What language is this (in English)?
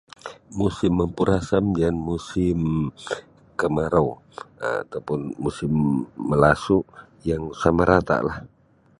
Sabah Bisaya